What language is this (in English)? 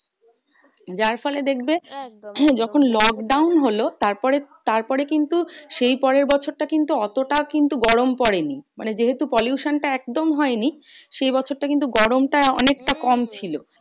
Bangla